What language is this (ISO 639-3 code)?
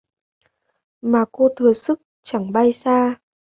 vie